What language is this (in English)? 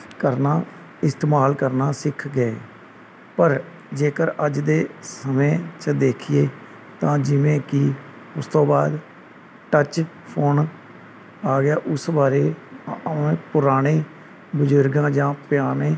Punjabi